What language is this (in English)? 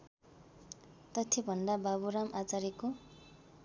Nepali